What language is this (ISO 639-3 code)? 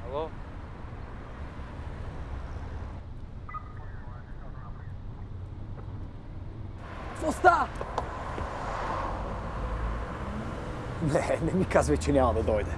bul